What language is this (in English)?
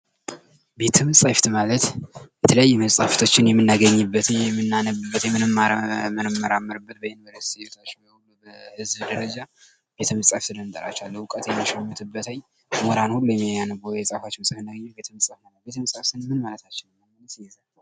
Amharic